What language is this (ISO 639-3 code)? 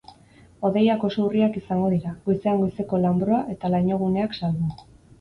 eus